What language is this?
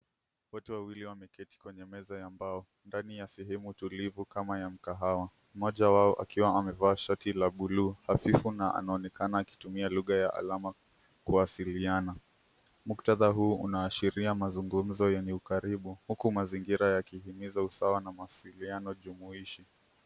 Swahili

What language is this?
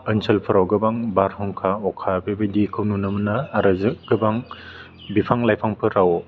Bodo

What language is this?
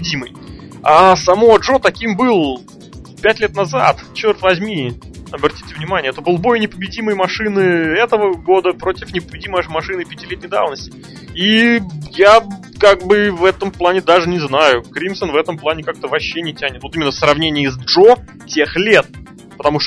Russian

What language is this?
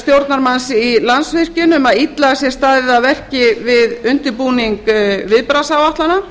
Icelandic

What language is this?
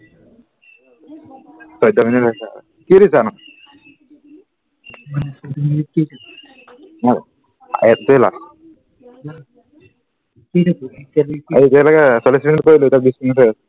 Assamese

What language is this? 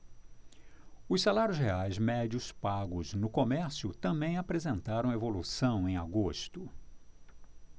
Portuguese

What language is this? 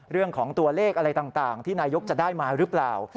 Thai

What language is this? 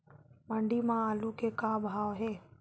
Chhattisgarhi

